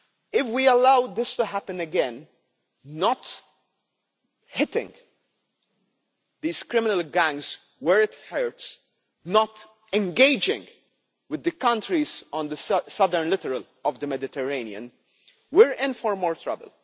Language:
English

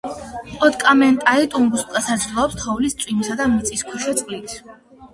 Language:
Georgian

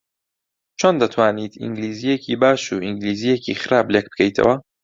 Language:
Central Kurdish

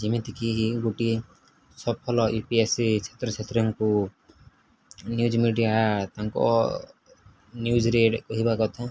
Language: Odia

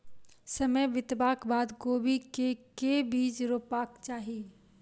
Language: Maithili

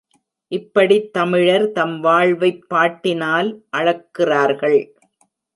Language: Tamil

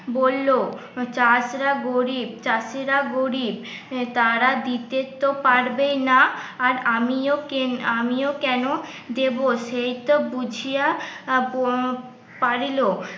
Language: Bangla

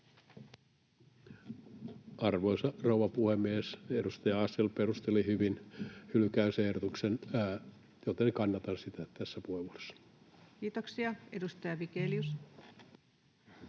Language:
Finnish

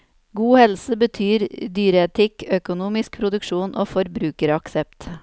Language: Norwegian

